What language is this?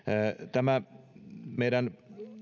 Finnish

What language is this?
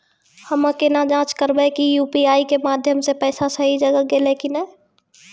Maithili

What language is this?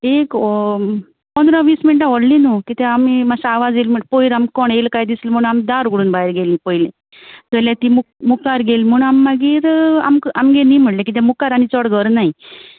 Konkani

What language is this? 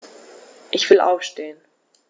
German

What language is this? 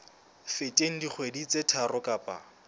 Southern Sotho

